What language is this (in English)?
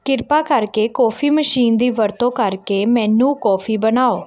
Punjabi